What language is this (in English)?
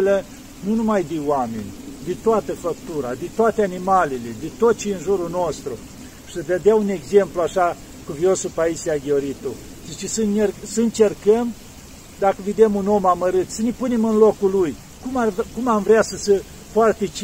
Romanian